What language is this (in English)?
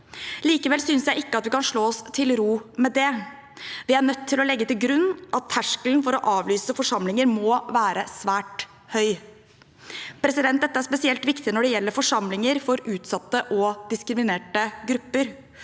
Norwegian